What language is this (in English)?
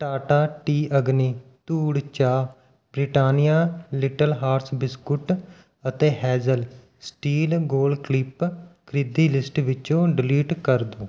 Punjabi